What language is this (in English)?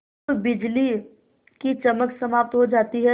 Hindi